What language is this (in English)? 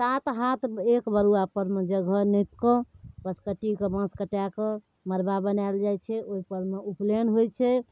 Maithili